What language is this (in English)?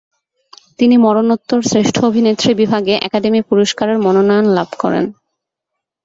Bangla